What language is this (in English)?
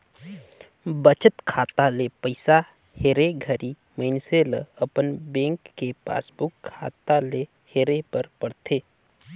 Chhattisgarhi